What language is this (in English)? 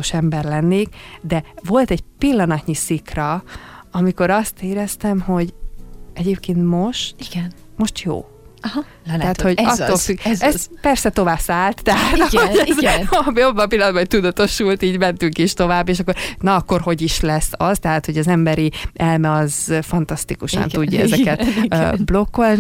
Hungarian